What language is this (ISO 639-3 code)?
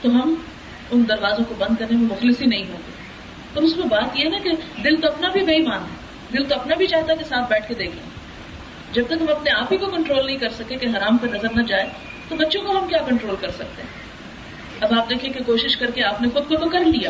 urd